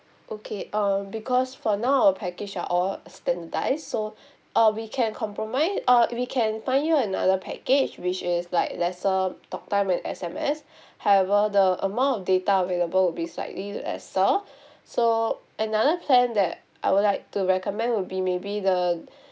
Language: English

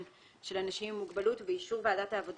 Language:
Hebrew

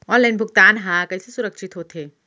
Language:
Chhattisgarhi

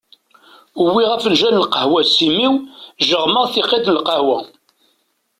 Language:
Kabyle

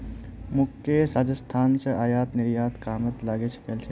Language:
Magahi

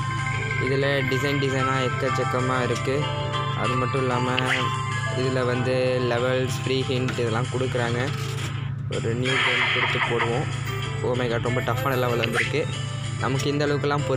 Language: Indonesian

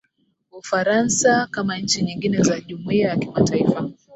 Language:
Swahili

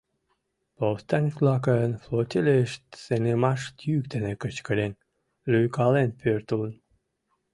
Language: Mari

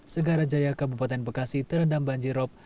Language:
Indonesian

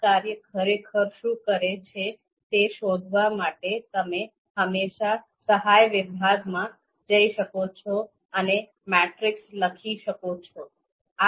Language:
Gujarati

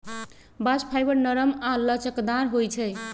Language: Magahi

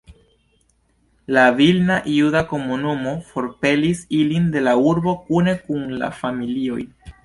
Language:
Esperanto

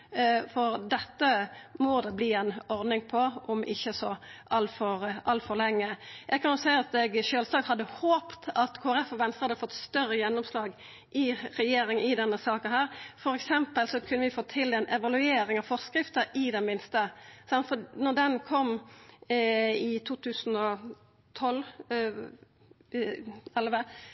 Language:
Norwegian Nynorsk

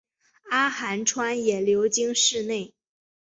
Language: Chinese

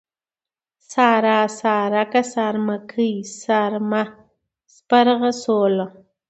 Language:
Pashto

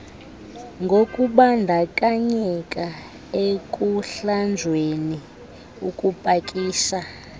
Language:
Xhosa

